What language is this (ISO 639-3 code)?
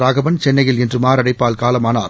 tam